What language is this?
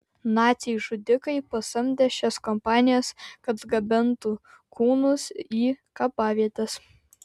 Lithuanian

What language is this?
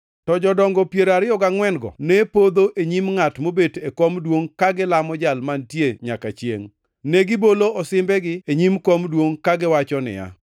Luo (Kenya and Tanzania)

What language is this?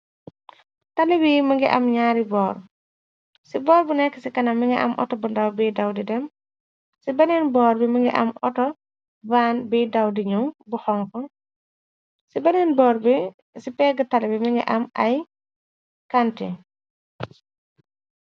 Wolof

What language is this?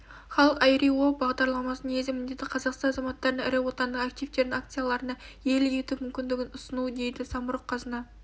Kazakh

